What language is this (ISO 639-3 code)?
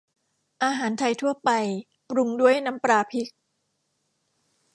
tha